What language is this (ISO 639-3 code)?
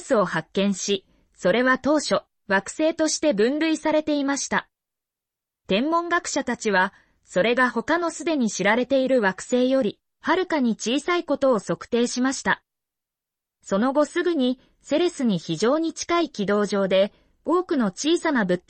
jpn